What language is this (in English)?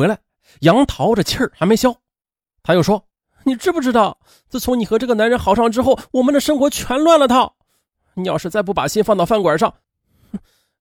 Chinese